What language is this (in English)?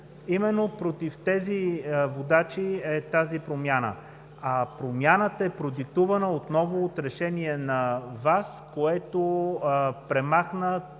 Bulgarian